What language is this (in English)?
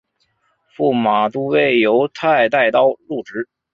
Chinese